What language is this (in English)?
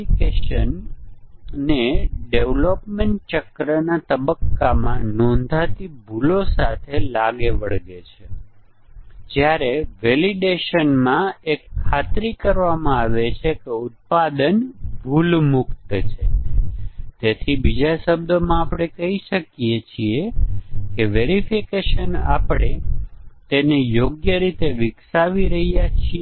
Gujarati